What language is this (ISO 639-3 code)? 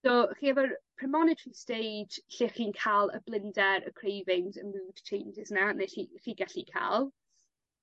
cym